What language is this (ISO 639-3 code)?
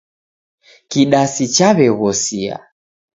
dav